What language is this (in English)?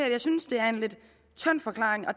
Danish